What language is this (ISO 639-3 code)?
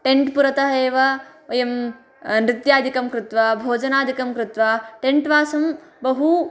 san